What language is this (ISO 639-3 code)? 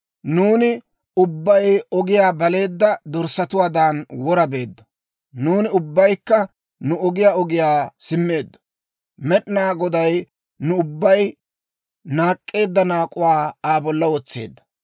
dwr